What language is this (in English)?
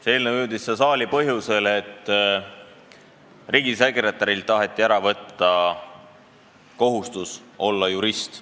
Estonian